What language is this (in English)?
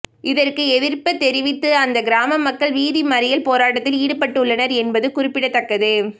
Tamil